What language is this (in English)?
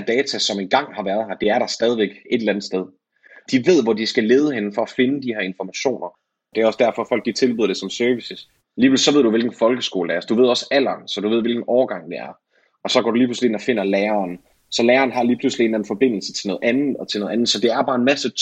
Danish